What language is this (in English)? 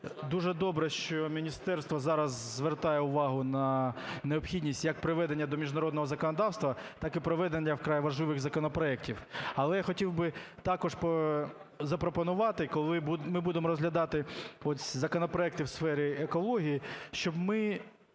Ukrainian